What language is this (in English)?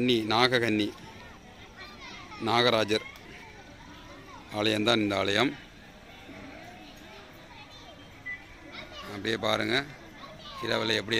Arabic